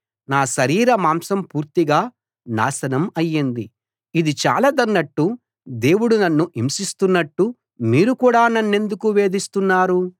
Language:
Telugu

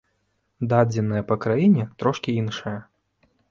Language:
Belarusian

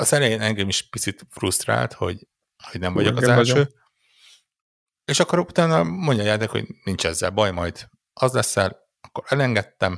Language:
Hungarian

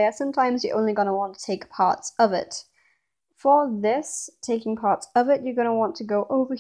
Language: English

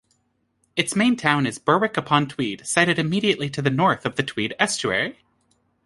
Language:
English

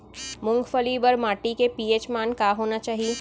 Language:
Chhattisgarhi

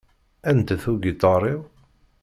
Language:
Kabyle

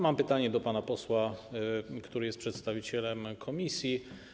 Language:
Polish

